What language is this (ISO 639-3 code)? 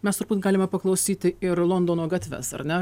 lit